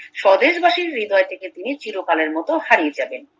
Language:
Bangla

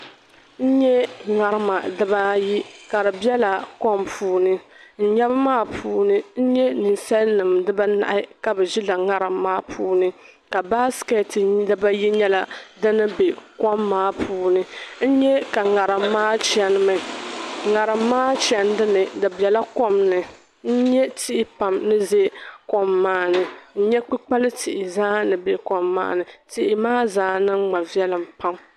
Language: Dagbani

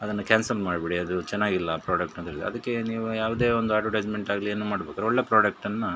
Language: Kannada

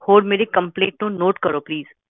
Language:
Punjabi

